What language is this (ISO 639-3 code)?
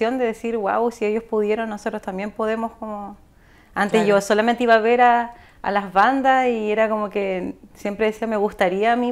spa